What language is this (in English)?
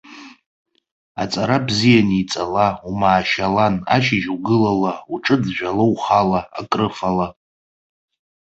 Abkhazian